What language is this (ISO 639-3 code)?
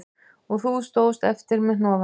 isl